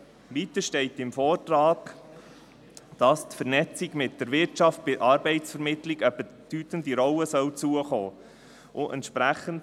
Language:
Swiss German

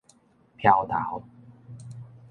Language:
Min Nan Chinese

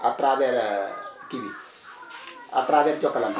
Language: Wolof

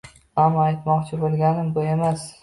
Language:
Uzbek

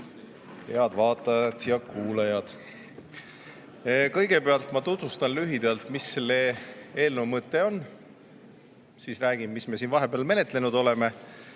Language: Estonian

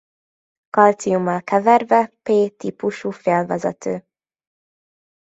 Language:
Hungarian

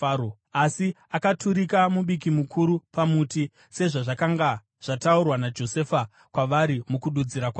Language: Shona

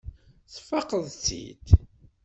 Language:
Kabyle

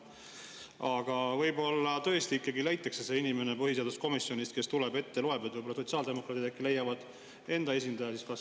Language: Estonian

